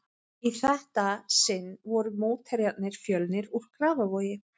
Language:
Icelandic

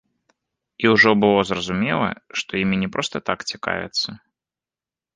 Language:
Belarusian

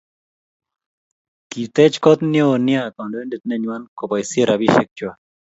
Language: Kalenjin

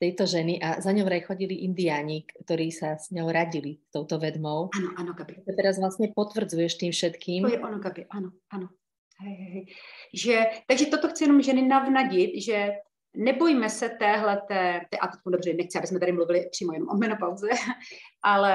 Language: Czech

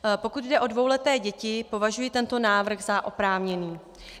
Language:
Czech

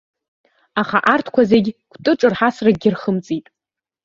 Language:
Abkhazian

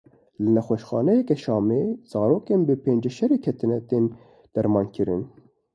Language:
Kurdish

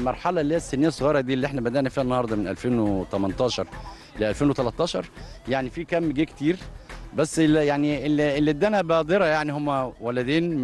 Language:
Arabic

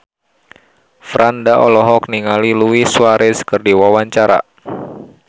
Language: Sundanese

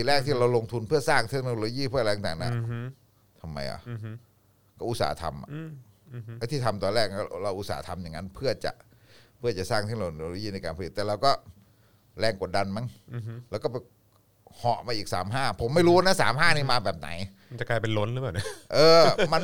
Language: Thai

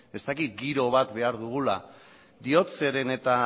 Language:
Basque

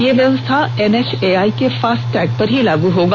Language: Hindi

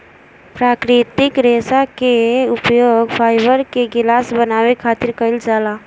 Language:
Bhojpuri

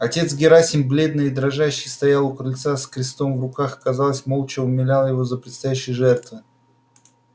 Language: Russian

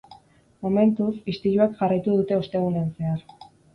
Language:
Basque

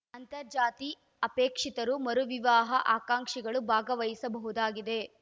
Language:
Kannada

